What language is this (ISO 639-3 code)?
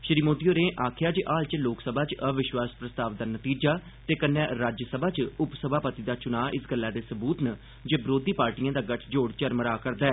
doi